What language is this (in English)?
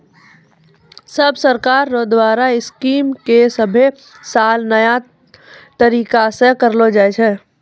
Maithili